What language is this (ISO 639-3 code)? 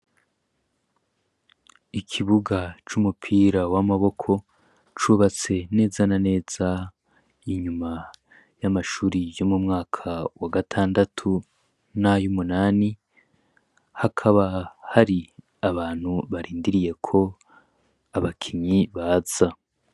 run